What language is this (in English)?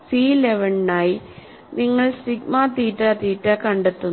Malayalam